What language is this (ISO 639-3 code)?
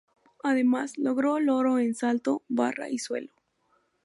spa